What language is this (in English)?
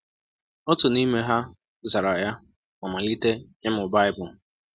Igbo